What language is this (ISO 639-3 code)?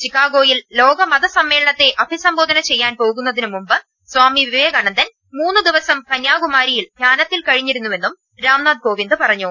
mal